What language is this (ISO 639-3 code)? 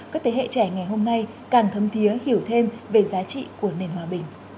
vie